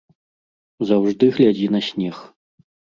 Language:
Belarusian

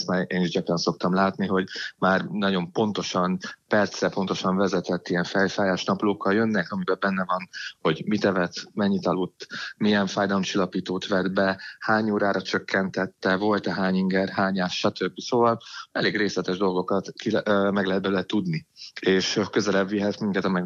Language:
Hungarian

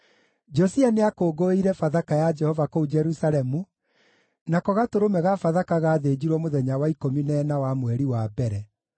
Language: Kikuyu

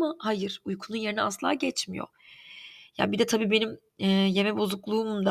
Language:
Turkish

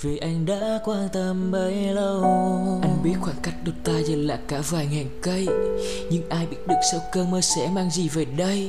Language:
Vietnamese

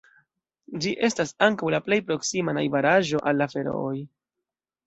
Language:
Esperanto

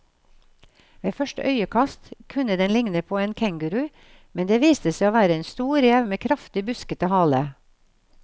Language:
Norwegian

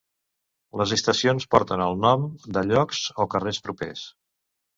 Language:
Catalan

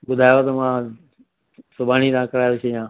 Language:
Sindhi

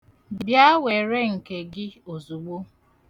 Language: Igbo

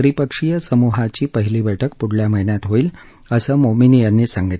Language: Marathi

